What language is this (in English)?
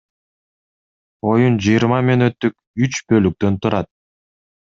Kyrgyz